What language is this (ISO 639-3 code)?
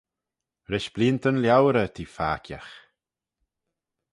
glv